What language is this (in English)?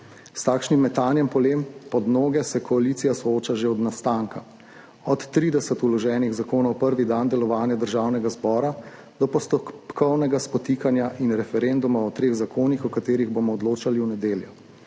Slovenian